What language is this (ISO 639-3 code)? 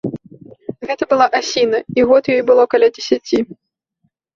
bel